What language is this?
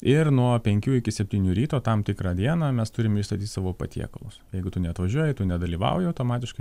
Lithuanian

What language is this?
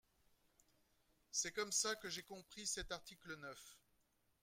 French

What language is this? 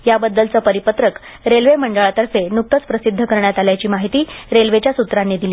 Marathi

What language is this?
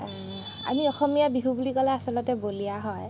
Assamese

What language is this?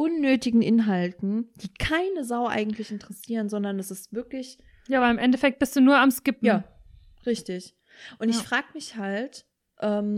German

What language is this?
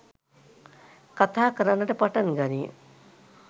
Sinhala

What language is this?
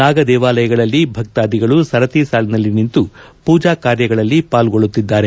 Kannada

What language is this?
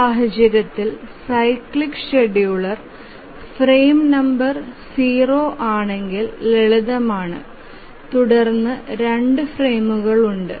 Malayalam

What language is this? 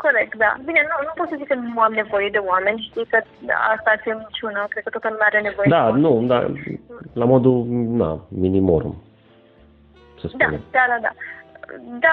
Romanian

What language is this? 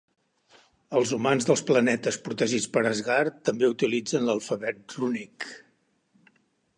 Catalan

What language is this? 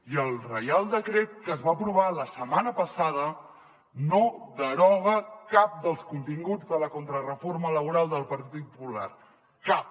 Catalan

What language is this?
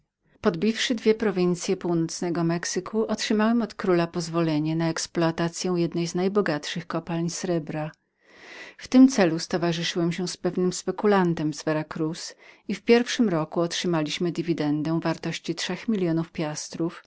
Polish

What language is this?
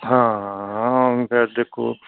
Punjabi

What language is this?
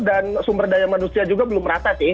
Indonesian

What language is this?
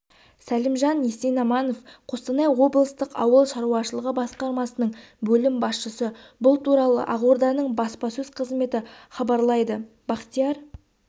Kazakh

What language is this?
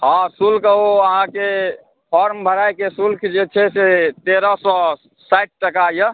Maithili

